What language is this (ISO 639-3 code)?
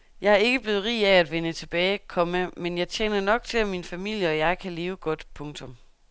dan